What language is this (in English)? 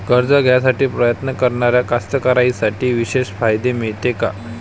Marathi